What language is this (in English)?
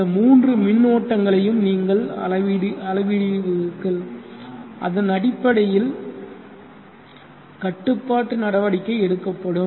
Tamil